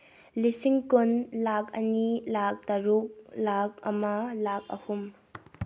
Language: Manipuri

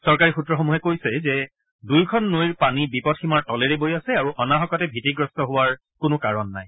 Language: Assamese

